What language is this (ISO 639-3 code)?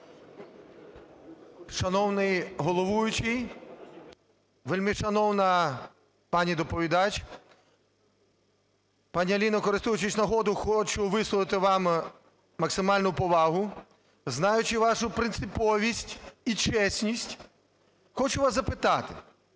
ukr